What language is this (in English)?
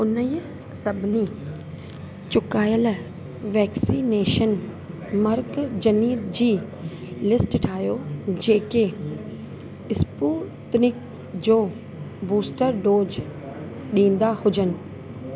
Sindhi